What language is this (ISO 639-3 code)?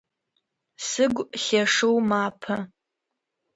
ady